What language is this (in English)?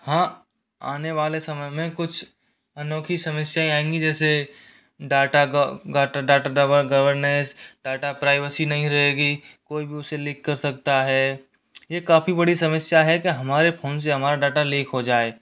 Hindi